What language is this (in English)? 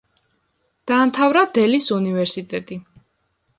Georgian